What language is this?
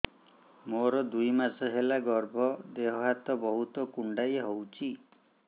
Odia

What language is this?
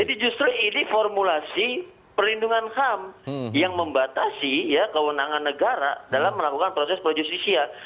Indonesian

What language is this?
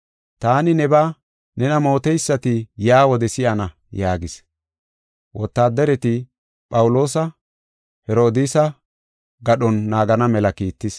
Gofa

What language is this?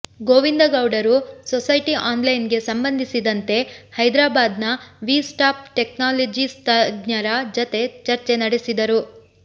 Kannada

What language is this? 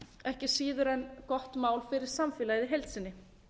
Icelandic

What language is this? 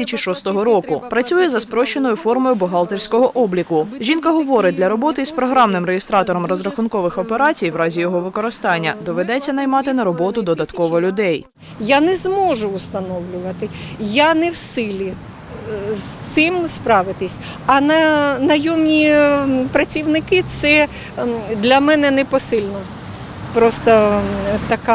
Ukrainian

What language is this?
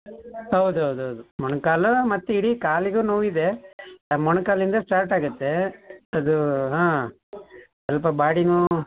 Kannada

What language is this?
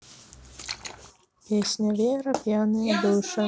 Russian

